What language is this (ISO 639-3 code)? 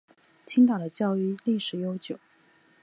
zho